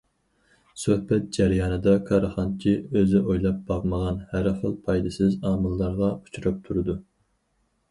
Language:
Uyghur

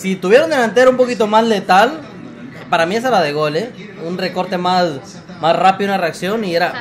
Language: Spanish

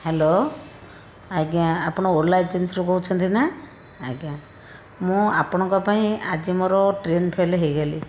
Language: Odia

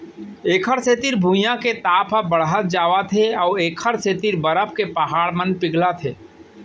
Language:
Chhattisgarhi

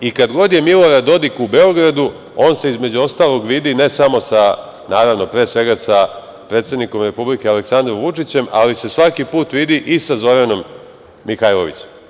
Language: Serbian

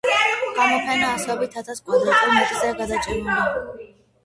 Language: Georgian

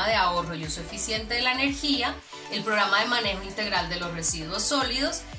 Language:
Spanish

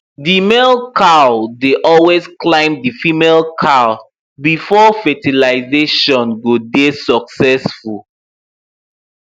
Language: Nigerian Pidgin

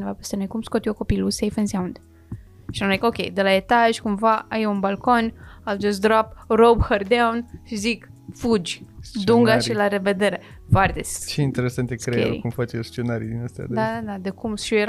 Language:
Romanian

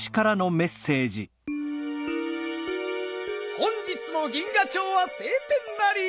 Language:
Japanese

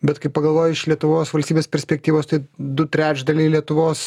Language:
Lithuanian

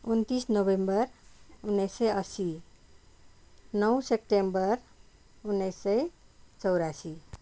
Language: Nepali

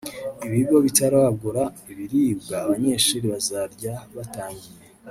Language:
Kinyarwanda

